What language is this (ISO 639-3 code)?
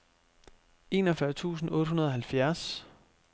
dan